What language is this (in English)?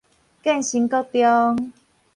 Min Nan Chinese